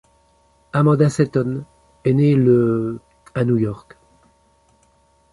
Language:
French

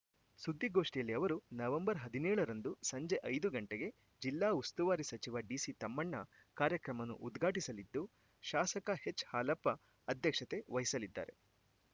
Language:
Kannada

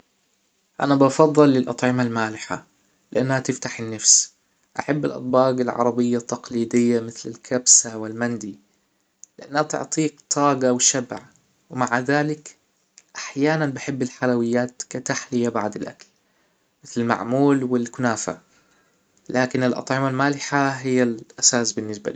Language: Hijazi Arabic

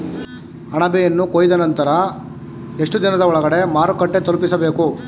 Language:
Kannada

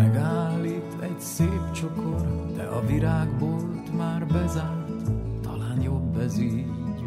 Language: Hungarian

